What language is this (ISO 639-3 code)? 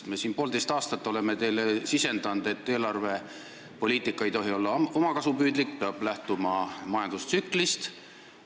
est